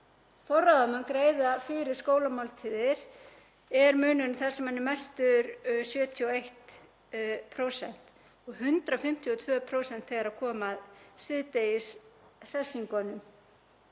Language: Icelandic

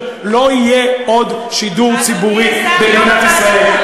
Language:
Hebrew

